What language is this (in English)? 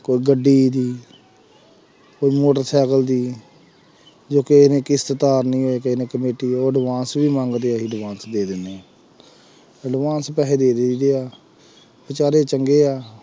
Punjabi